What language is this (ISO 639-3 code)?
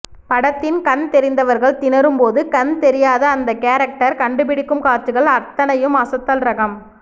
tam